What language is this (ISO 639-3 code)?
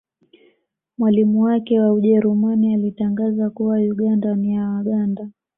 swa